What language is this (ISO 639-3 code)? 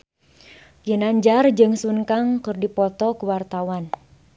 sun